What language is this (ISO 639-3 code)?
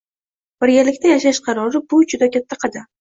uzb